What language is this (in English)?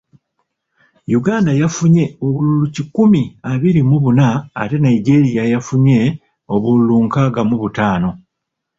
Ganda